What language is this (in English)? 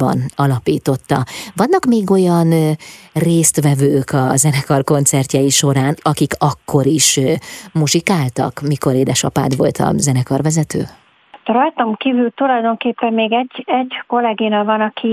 Hungarian